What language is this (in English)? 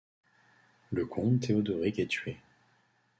French